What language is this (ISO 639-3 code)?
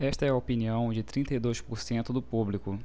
por